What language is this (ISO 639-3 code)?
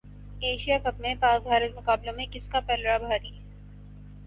urd